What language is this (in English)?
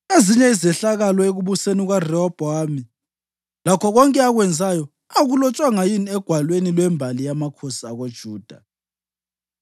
North Ndebele